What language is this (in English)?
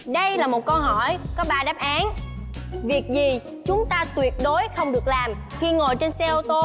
Vietnamese